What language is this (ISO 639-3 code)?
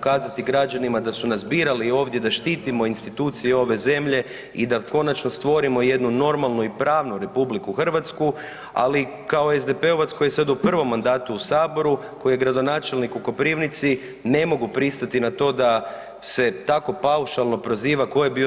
hrv